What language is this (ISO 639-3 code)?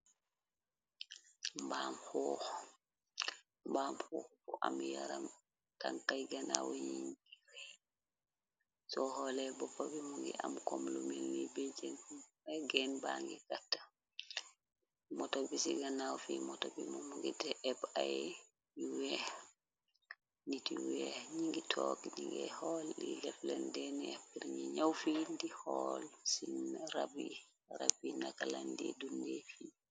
wol